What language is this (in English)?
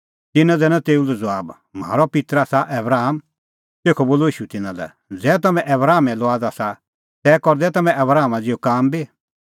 Kullu Pahari